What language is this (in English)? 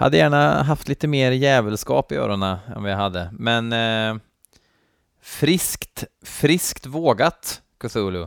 Swedish